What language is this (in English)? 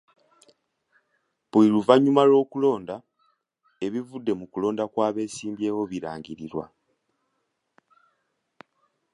Ganda